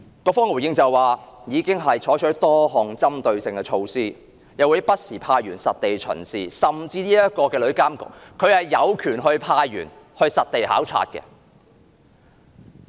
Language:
Cantonese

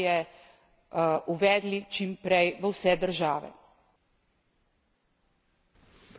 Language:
Slovenian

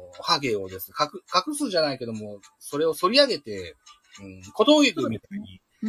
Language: Japanese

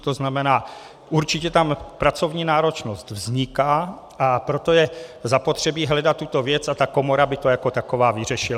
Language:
Czech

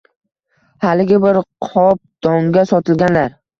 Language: Uzbek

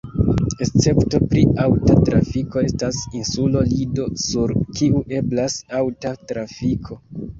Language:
Esperanto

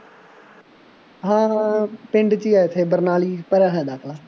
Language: Punjabi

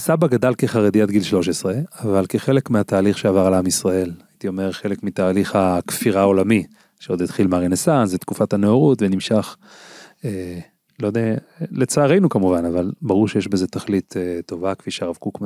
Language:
Hebrew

